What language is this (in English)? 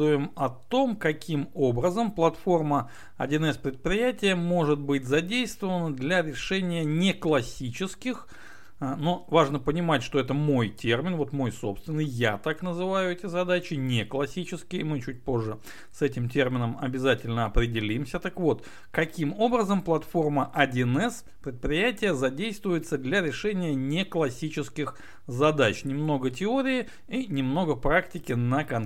Russian